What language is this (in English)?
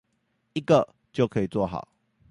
Chinese